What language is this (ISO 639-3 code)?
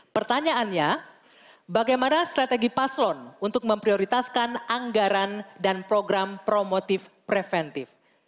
ind